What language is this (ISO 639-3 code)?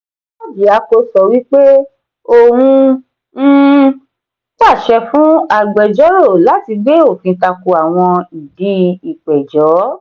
yor